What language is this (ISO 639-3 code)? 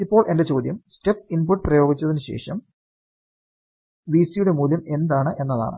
mal